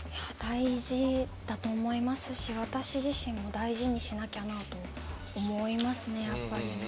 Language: Japanese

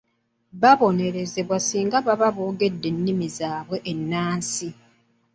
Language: Ganda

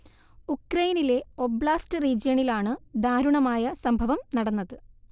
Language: Malayalam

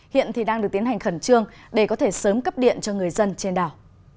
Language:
Vietnamese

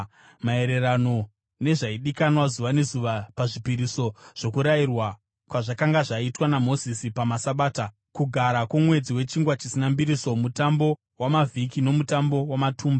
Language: Shona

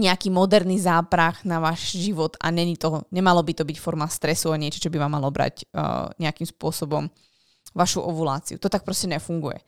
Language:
Slovak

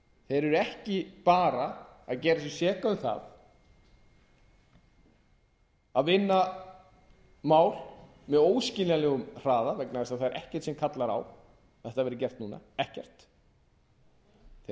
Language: Icelandic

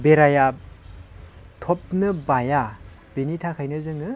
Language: Bodo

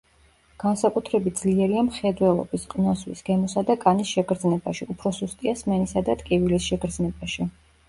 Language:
Georgian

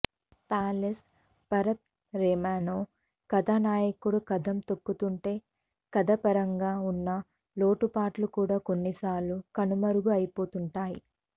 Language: Telugu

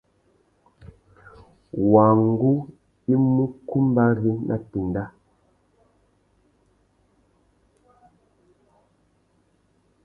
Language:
Tuki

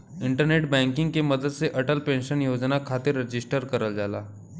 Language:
Bhojpuri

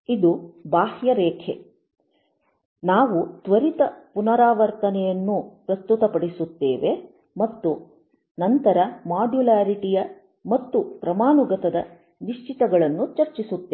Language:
Kannada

